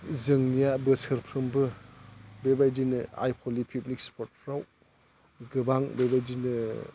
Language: Bodo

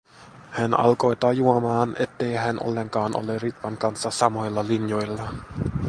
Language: Finnish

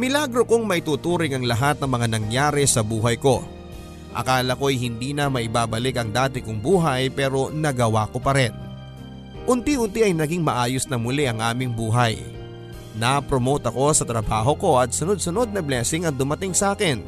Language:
Filipino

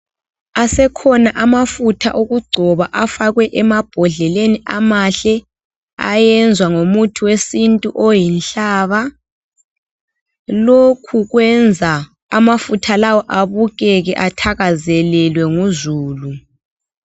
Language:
North Ndebele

